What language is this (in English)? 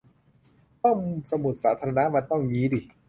Thai